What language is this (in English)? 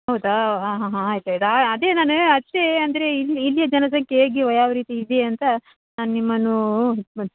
Kannada